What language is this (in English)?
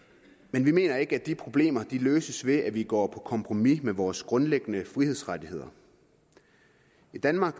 Danish